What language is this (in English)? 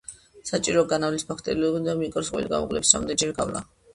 Georgian